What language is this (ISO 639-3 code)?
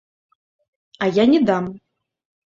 bel